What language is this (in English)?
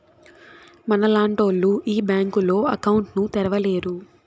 Telugu